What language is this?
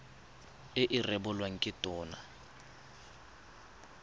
Tswana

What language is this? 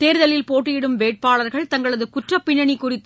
Tamil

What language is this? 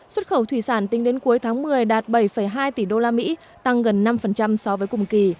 Vietnamese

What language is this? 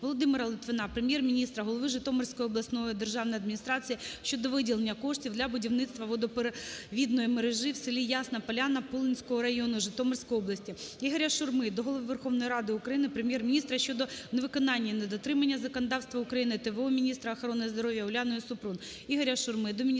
Ukrainian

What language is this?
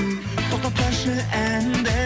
Kazakh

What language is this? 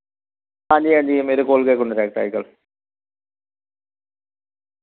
Dogri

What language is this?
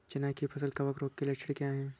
Hindi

